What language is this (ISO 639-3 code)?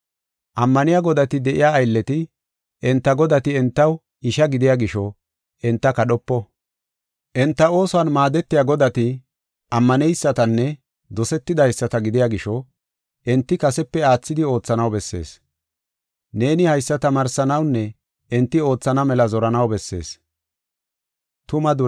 gof